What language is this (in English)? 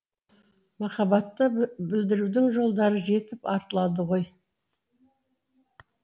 Kazakh